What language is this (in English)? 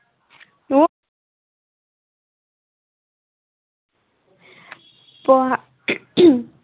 Assamese